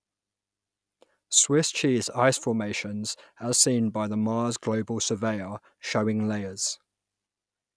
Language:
English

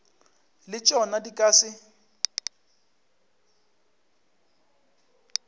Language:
Northern Sotho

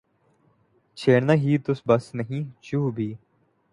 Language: Urdu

